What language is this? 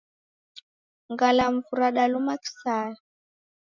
Taita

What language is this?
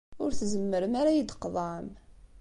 Kabyle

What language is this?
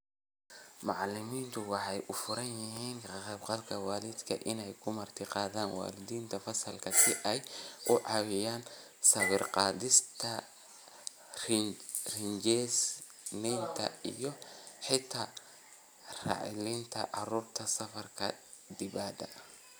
Somali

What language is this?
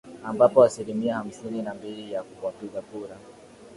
Swahili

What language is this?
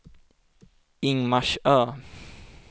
Swedish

